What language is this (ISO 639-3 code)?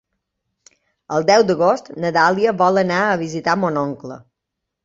cat